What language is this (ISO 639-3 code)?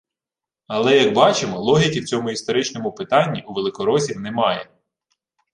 ukr